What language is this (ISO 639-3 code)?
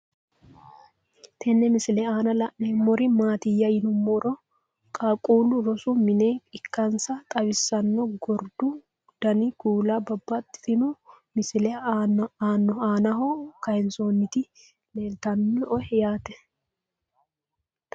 sid